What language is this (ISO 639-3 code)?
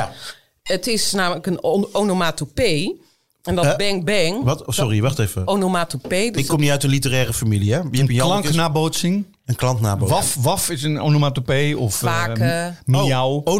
nld